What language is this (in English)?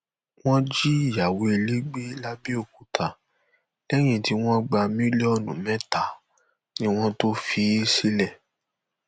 Yoruba